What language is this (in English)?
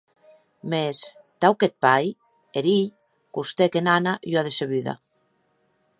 Occitan